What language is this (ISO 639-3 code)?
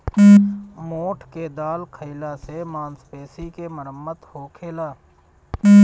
bho